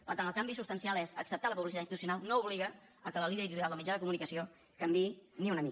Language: Catalan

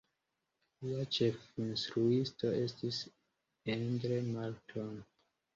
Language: Esperanto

